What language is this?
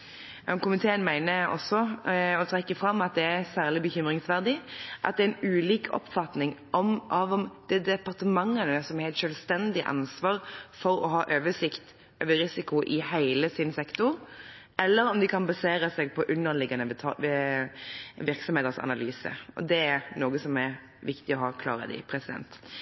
Norwegian Bokmål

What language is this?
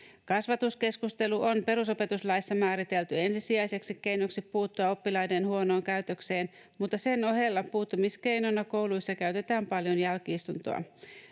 Finnish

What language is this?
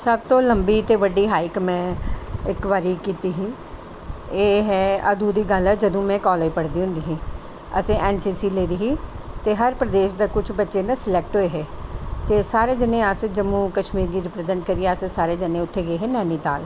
Dogri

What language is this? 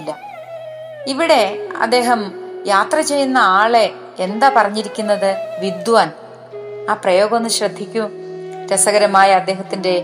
Malayalam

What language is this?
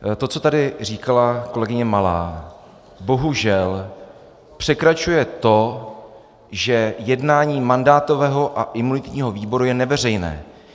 Czech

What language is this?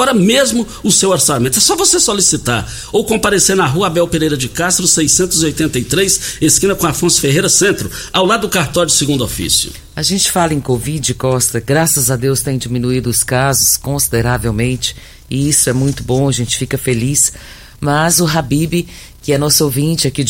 Portuguese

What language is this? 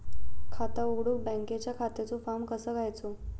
Marathi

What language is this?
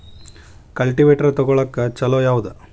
Kannada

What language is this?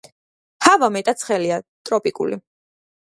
Georgian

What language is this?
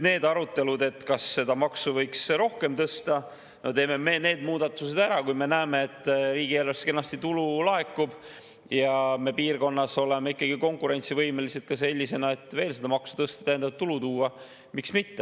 Estonian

